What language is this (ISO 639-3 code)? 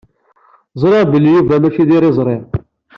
kab